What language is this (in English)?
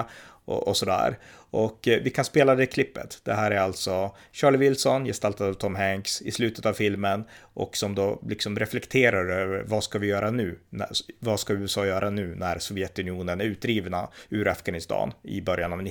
Swedish